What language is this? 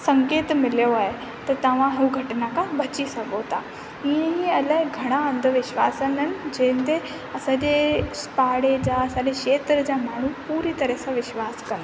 Sindhi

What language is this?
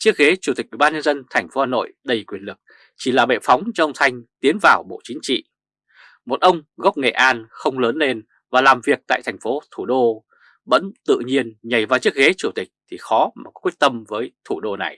Vietnamese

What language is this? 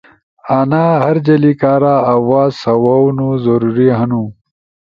Ushojo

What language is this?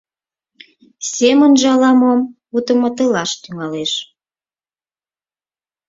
Mari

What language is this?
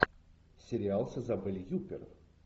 Russian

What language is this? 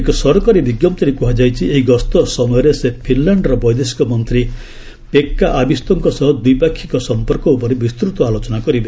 Odia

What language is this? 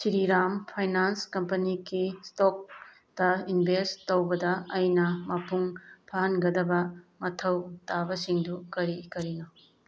Manipuri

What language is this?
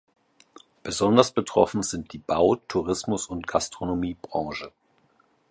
German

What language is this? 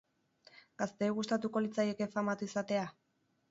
Basque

